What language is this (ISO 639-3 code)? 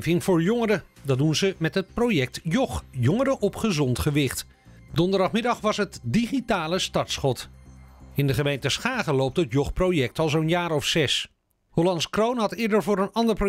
nld